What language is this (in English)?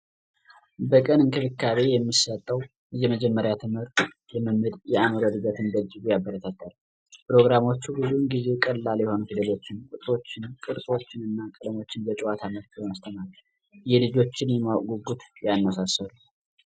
Amharic